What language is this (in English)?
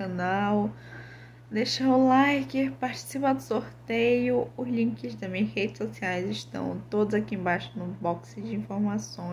Portuguese